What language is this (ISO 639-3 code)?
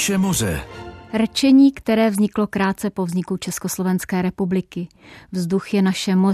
ces